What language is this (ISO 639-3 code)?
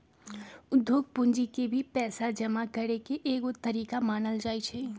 mag